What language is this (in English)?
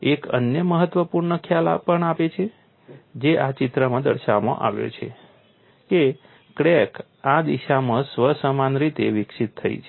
Gujarati